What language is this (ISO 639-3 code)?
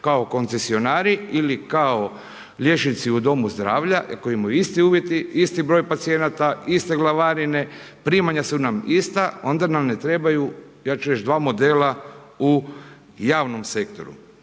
hrv